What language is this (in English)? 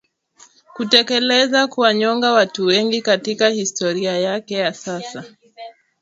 Swahili